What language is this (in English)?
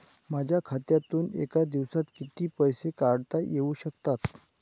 Marathi